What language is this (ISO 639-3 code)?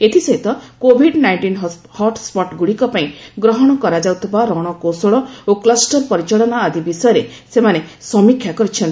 ori